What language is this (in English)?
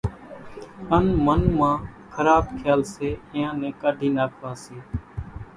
Kachi Koli